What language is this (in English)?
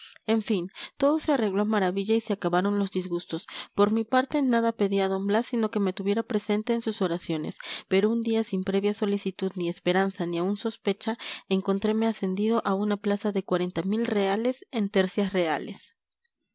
Spanish